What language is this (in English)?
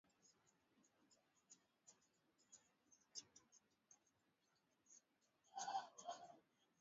Swahili